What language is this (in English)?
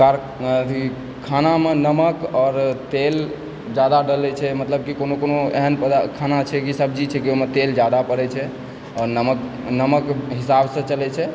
Maithili